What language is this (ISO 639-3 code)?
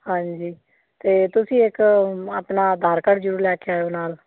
pan